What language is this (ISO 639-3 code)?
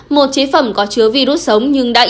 vie